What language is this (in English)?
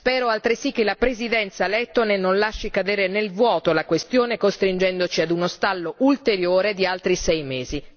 Italian